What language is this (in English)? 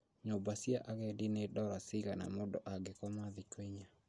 Kikuyu